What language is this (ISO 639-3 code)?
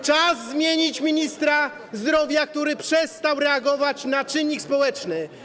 pol